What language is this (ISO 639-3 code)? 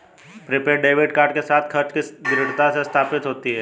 hin